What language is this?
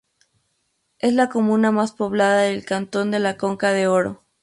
Spanish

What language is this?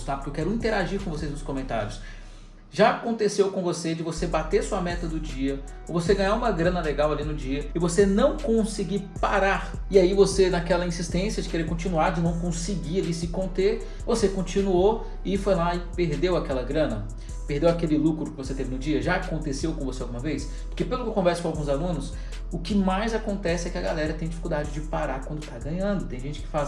Portuguese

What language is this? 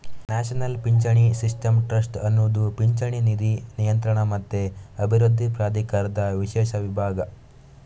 Kannada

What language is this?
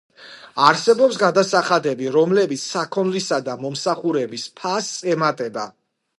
Georgian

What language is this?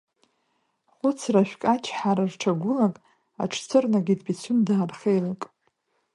Abkhazian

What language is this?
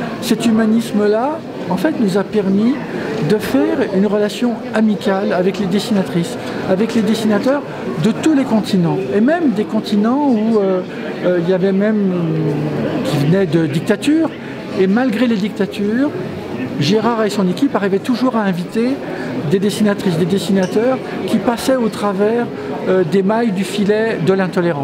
French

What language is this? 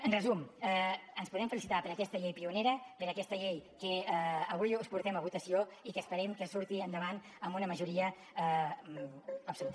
Catalan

